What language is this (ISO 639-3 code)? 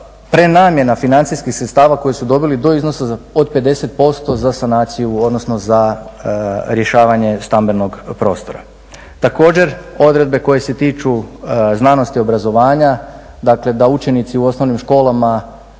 hrv